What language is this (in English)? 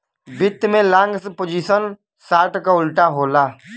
Bhojpuri